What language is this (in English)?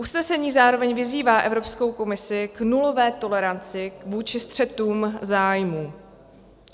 Czech